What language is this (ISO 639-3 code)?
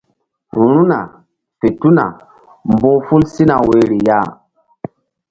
mdd